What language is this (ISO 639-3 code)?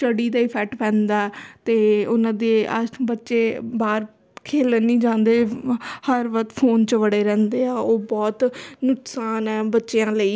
pan